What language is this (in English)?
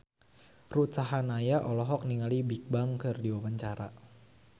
Sundanese